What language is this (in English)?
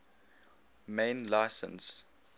English